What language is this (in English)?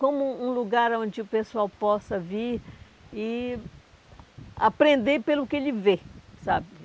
Portuguese